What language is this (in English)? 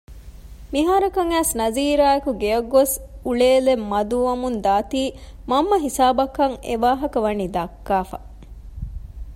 Divehi